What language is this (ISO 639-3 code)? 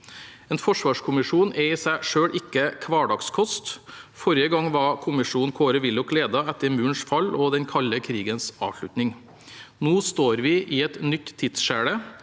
nor